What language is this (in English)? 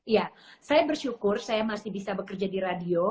Indonesian